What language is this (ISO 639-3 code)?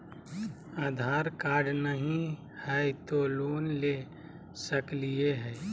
mag